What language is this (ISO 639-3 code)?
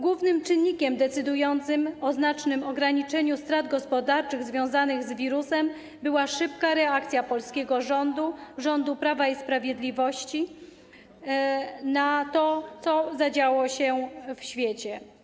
pol